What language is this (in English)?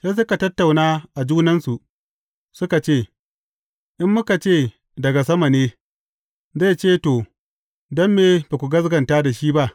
Hausa